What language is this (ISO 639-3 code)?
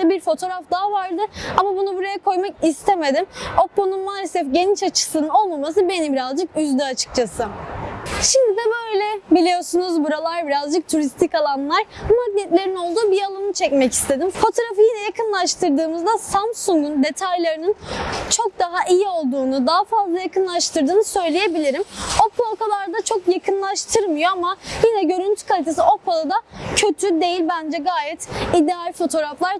tur